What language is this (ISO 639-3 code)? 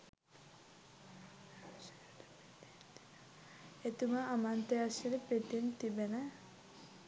sin